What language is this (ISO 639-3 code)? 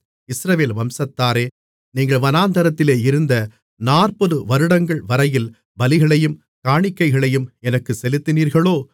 tam